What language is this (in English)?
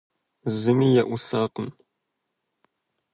Kabardian